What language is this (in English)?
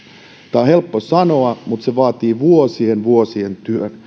Finnish